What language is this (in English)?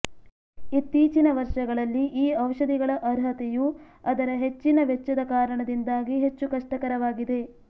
Kannada